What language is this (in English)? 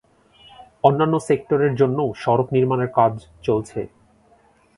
Bangla